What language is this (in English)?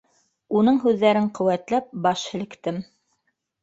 Bashkir